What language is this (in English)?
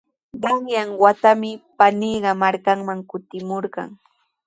Sihuas Ancash Quechua